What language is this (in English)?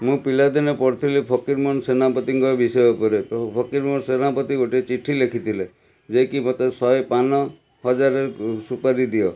Odia